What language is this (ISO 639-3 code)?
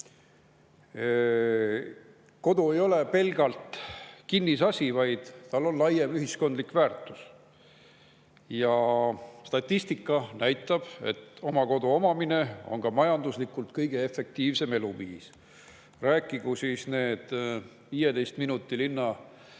est